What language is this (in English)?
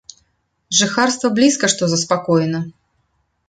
Belarusian